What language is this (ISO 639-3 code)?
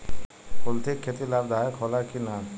bho